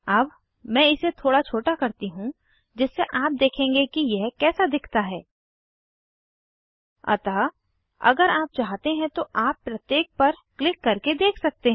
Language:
Hindi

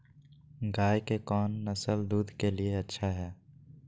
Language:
Magahi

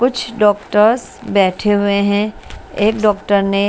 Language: Hindi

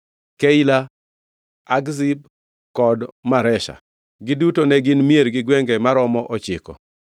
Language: Luo (Kenya and Tanzania)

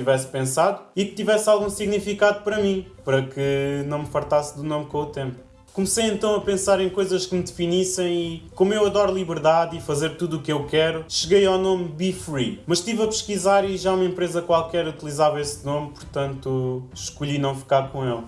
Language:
Portuguese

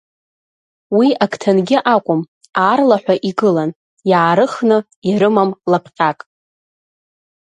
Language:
Abkhazian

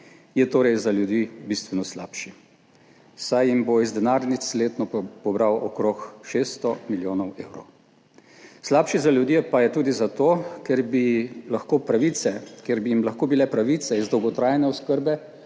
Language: Slovenian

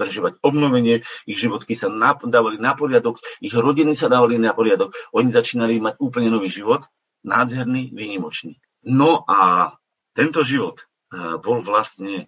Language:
Slovak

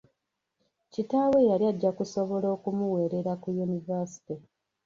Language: Ganda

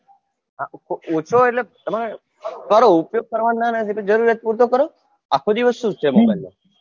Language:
Gujarati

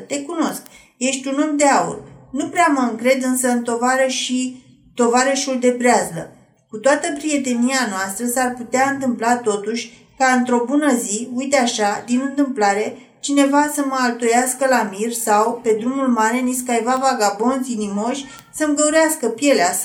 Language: Romanian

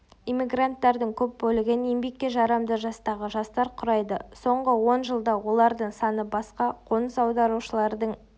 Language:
Kazakh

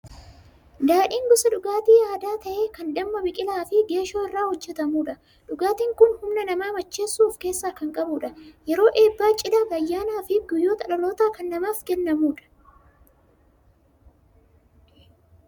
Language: Oromo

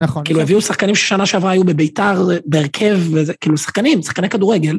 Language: Hebrew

